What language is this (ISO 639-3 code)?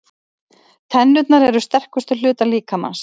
isl